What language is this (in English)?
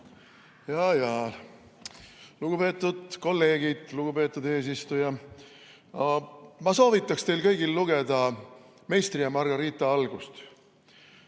Estonian